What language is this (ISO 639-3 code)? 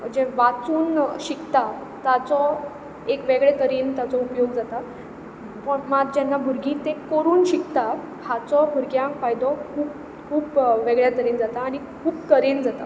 kok